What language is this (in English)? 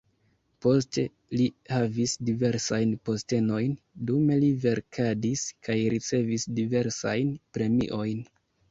Esperanto